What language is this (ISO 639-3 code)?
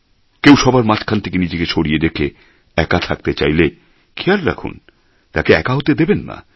ben